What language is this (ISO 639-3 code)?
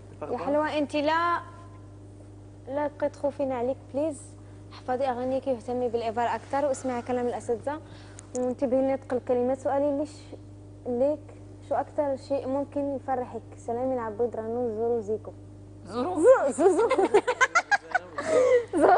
ara